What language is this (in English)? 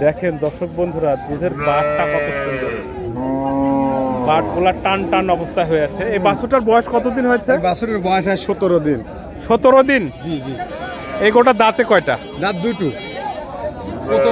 Turkish